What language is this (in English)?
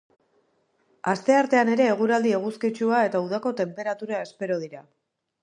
Basque